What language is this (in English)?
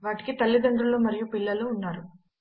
Telugu